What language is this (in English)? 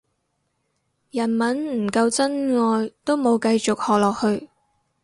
Cantonese